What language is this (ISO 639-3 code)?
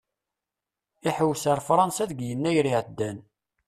kab